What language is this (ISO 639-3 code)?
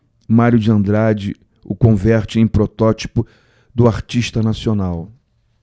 por